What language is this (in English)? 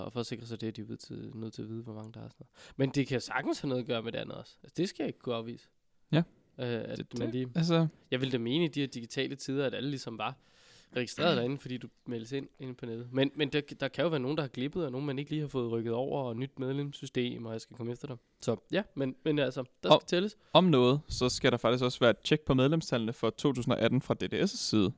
Danish